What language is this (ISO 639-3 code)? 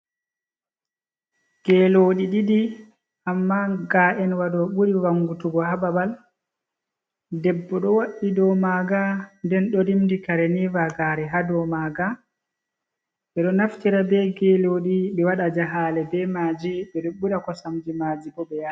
ful